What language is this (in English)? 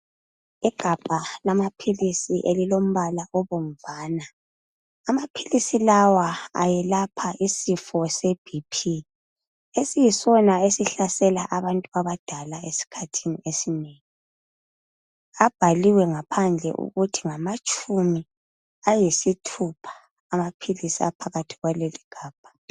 North Ndebele